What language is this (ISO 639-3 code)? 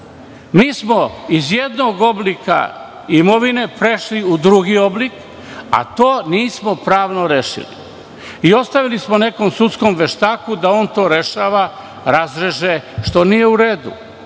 srp